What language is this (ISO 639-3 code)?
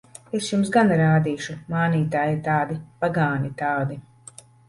lav